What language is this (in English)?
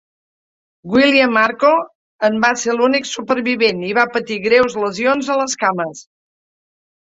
Catalan